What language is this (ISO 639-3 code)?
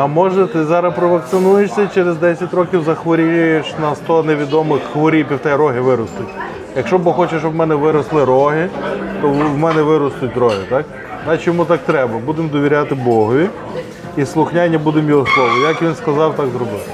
ukr